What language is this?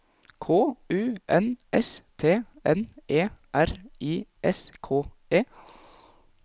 Norwegian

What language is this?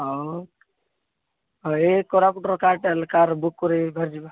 Odia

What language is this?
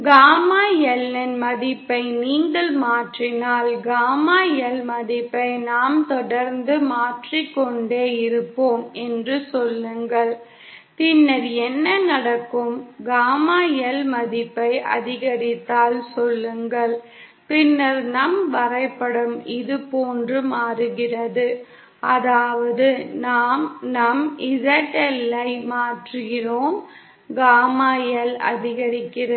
Tamil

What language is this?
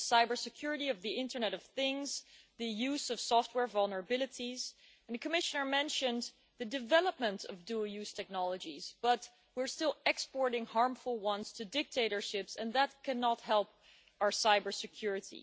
English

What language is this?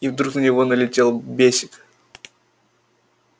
Russian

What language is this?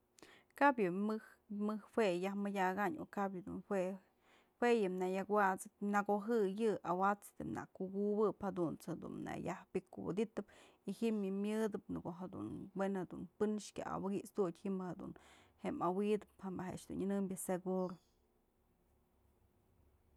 Mazatlán Mixe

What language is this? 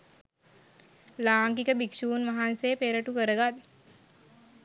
Sinhala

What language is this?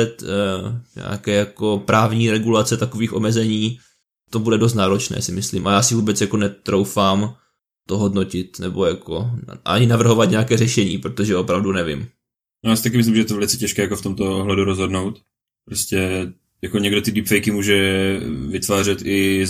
Czech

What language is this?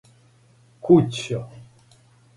Serbian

